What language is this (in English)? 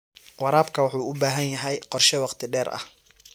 Somali